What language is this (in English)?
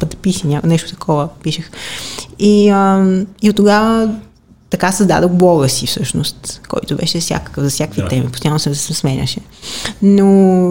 Bulgarian